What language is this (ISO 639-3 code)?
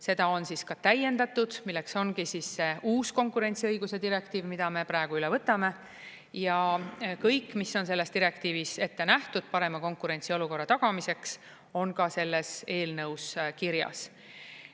est